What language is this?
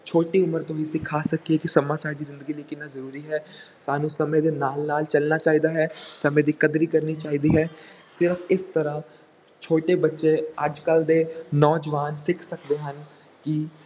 Punjabi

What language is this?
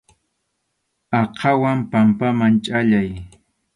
Arequipa-La Unión Quechua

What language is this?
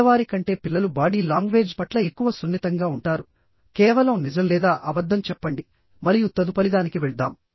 Telugu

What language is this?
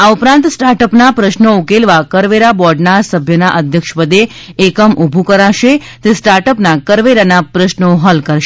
Gujarati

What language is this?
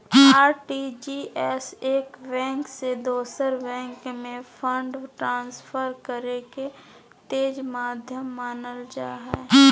Magahi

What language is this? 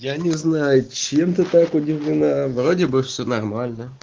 Russian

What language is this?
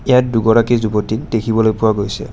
Assamese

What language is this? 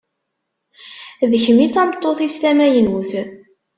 Kabyle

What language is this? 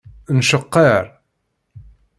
Kabyle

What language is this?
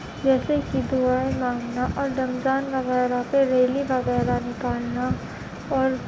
Urdu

